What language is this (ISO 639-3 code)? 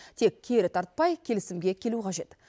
kaz